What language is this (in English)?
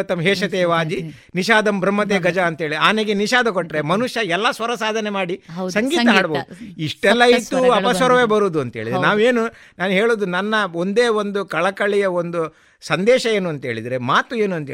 Kannada